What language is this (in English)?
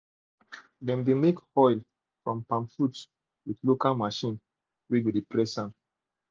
Nigerian Pidgin